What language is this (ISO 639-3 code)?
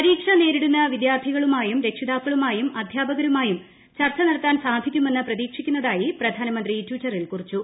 mal